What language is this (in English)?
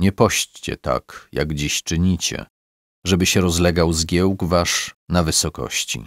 Polish